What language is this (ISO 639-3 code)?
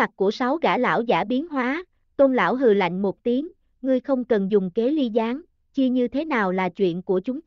vie